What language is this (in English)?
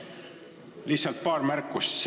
Estonian